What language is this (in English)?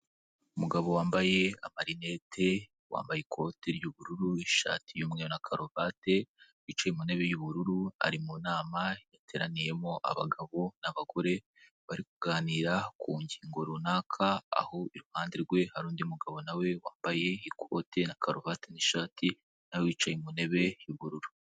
Kinyarwanda